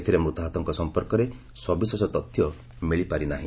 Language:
Odia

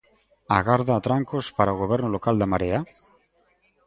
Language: Galician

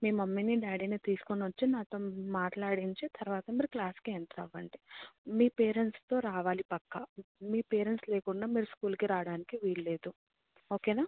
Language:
Telugu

